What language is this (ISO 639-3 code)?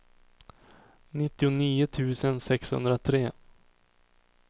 swe